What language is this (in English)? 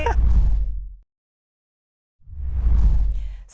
Indonesian